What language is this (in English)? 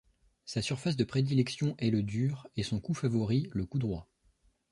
French